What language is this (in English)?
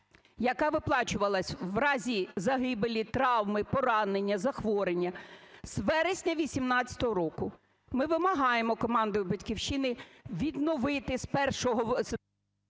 Ukrainian